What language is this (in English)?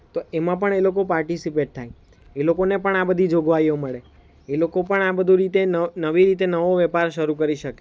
Gujarati